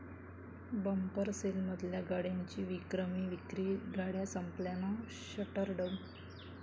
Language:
Marathi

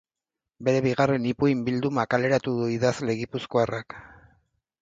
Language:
Basque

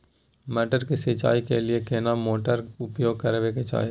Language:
Maithili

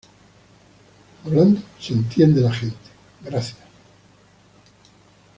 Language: Spanish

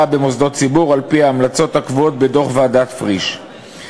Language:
Hebrew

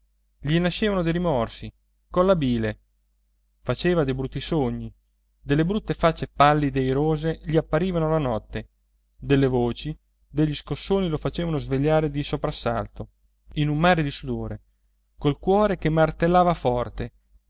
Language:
Italian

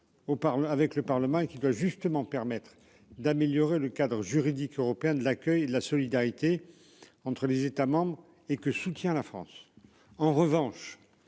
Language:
French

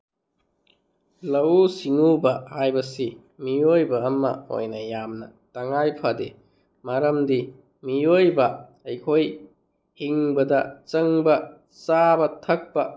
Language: Manipuri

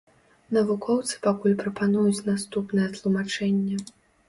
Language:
Belarusian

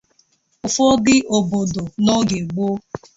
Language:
Igbo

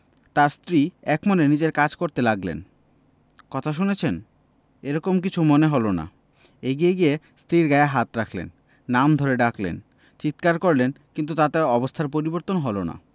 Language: Bangla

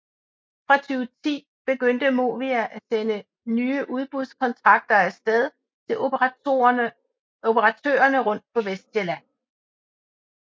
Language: Danish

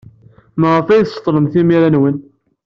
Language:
Kabyle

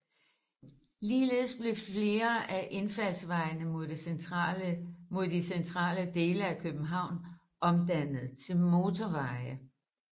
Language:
Danish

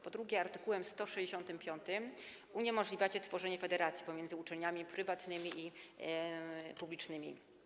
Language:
Polish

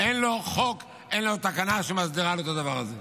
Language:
Hebrew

